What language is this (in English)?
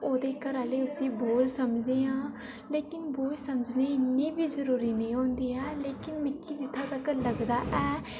Dogri